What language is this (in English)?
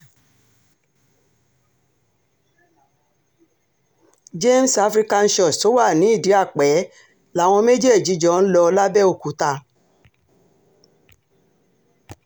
Yoruba